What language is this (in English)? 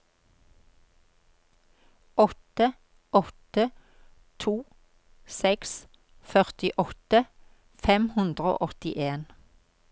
Norwegian